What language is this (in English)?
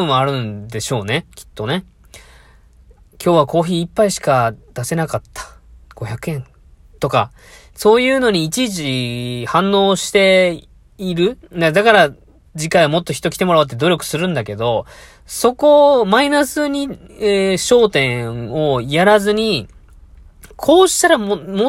Japanese